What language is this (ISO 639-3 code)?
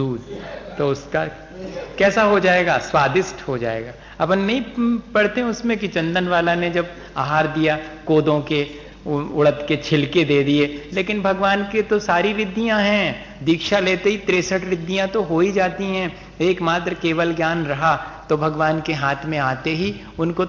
hin